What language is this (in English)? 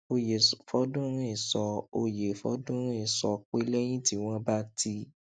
Yoruba